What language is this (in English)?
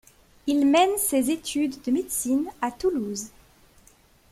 French